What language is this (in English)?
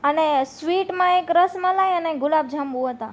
Gujarati